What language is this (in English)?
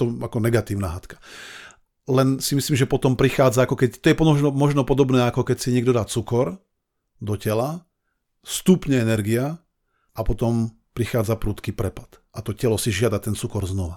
Slovak